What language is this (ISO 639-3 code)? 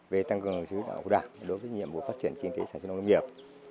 vie